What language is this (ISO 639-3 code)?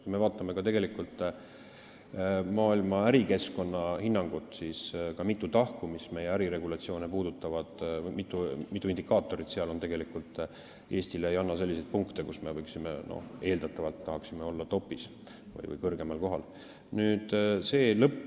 est